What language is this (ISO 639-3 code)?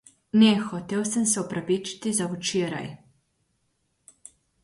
slv